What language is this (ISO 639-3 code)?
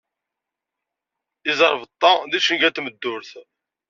kab